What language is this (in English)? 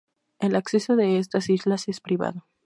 Spanish